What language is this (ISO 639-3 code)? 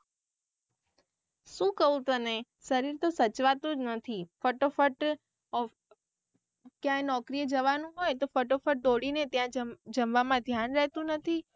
guj